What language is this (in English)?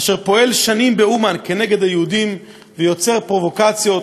Hebrew